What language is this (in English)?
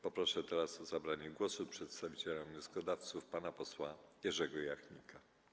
Polish